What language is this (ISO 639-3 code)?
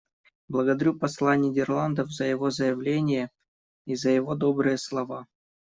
rus